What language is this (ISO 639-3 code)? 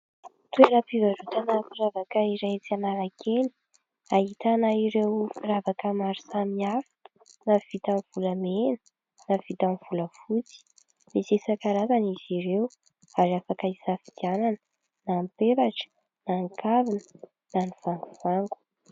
mlg